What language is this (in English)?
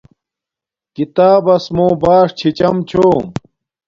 Domaaki